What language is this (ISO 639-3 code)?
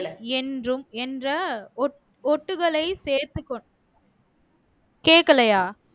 tam